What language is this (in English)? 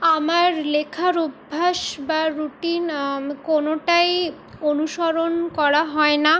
Bangla